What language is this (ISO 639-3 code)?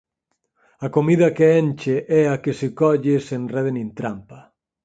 glg